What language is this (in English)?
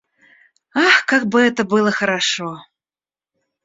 Russian